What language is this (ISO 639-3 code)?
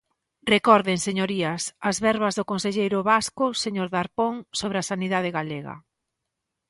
glg